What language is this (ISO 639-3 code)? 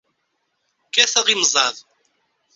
kab